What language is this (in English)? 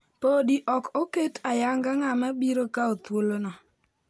Luo (Kenya and Tanzania)